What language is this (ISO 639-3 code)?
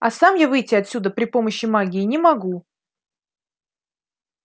rus